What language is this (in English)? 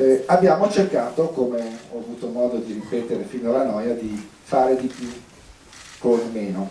Italian